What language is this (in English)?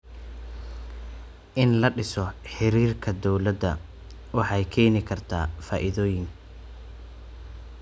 Somali